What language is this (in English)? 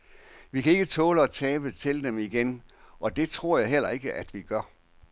Danish